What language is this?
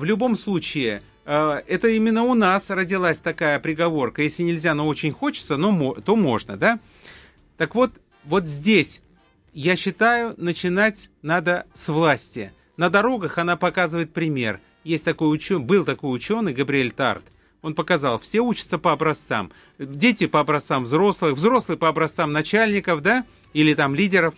Russian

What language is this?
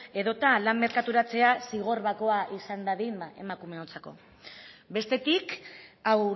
Basque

